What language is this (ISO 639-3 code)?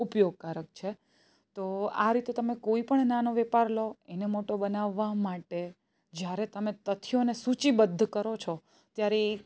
guj